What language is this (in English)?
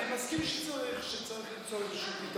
Hebrew